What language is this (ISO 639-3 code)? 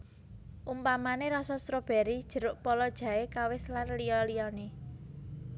jav